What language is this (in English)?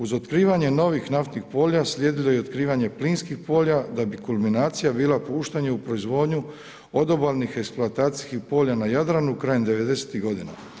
Croatian